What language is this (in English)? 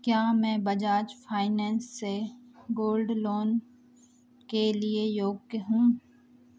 Hindi